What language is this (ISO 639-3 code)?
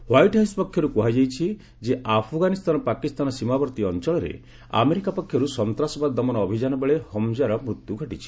ori